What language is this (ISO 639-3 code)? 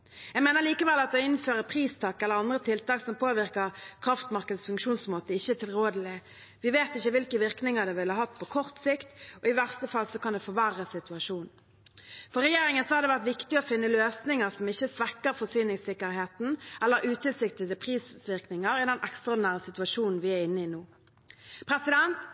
nob